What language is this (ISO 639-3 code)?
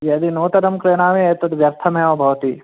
san